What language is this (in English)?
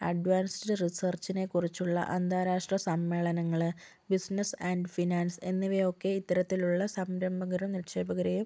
Malayalam